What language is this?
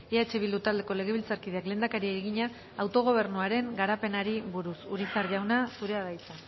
Basque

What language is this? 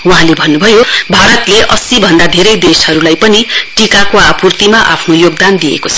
Nepali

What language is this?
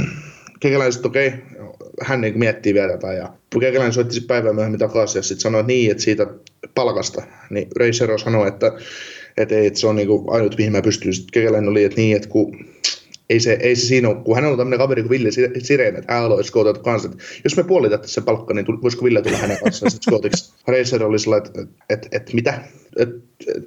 Finnish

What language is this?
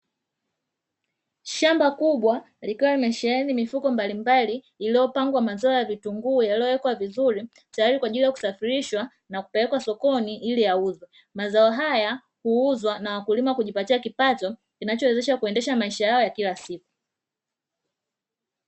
Swahili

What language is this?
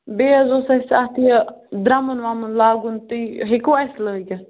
Kashmiri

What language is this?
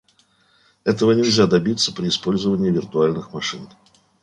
Russian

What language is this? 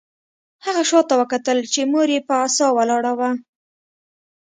Pashto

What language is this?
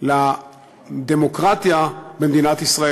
Hebrew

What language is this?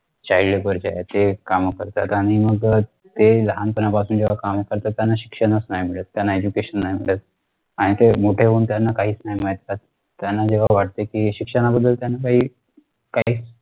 Marathi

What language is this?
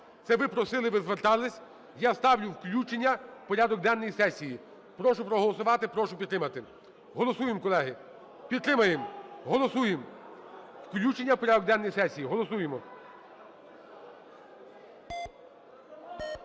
Ukrainian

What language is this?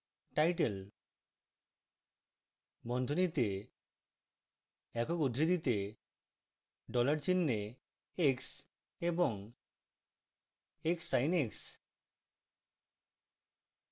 Bangla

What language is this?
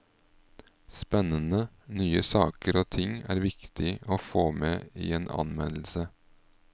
Norwegian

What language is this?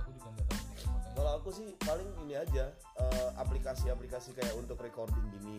Indonesian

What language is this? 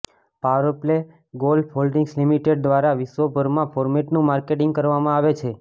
Gujarati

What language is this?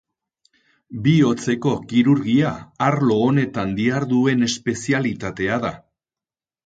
Basque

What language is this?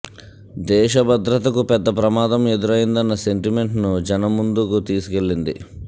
Telugu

